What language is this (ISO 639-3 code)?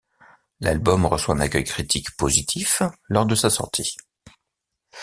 fra